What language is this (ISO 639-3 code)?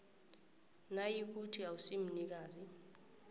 nbl